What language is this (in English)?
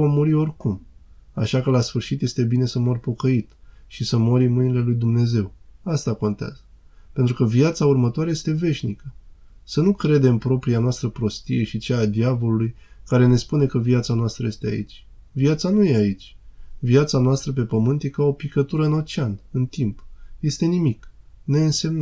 Romanian